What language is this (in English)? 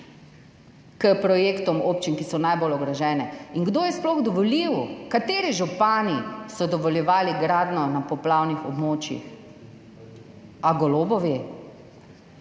Slovenian